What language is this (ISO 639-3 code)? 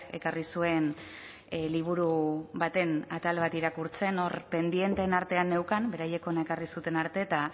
eus